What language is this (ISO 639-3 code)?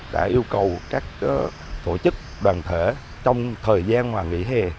vie